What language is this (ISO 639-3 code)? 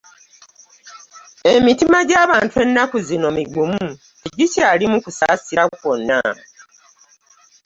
lug